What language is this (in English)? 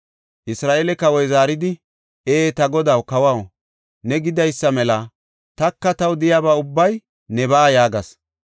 Gofa